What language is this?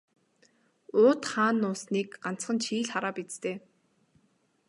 Mongolian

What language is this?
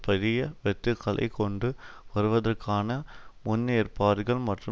Tamil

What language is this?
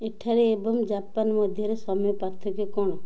Odia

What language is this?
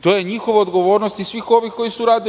Serbian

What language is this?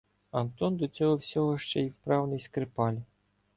Ukrainian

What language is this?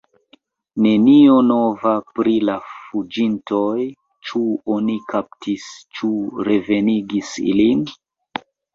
Esperanto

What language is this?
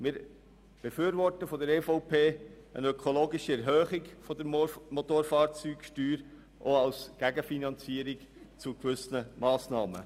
Swiss German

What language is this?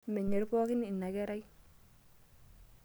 Masai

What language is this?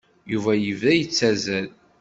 Kabyle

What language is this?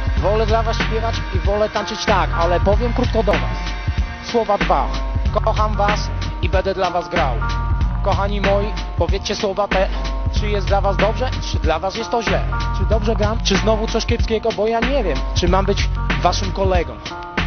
Polish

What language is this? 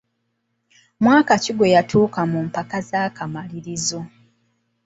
Ganda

